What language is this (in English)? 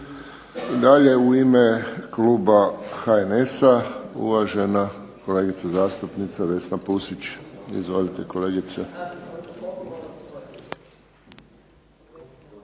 Croatian